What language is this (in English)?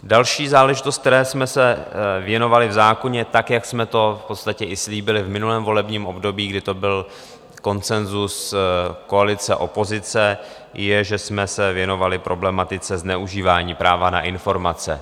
Czech